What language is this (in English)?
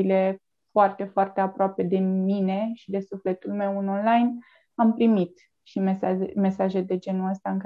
Romanian